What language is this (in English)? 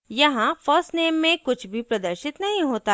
Hindi